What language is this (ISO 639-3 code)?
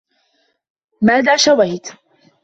ara